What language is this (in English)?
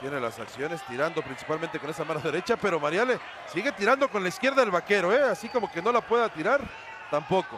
Spanish